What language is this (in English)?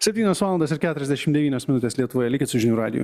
Lithuanian